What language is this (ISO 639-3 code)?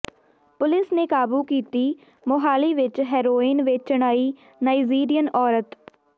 pan